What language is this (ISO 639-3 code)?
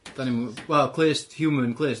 cym